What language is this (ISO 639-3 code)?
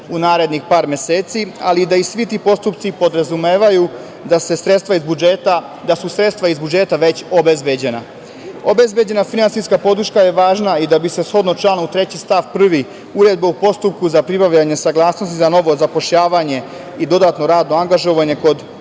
srp